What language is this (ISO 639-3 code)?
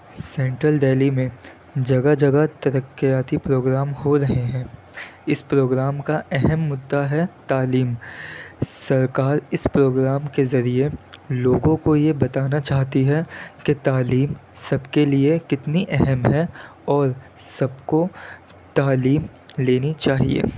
urd